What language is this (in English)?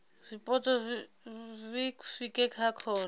Venda